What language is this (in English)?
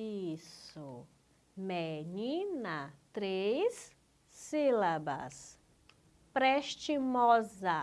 Portuguese